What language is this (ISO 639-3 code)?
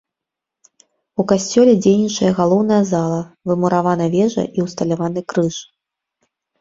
bel